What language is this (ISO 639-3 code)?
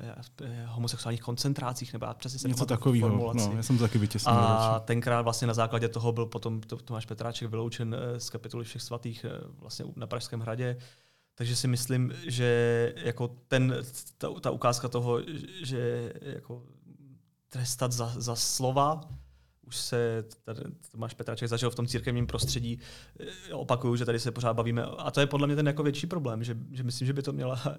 ces